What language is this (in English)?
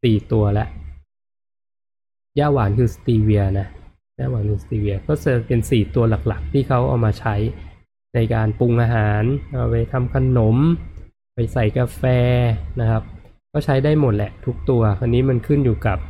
Thai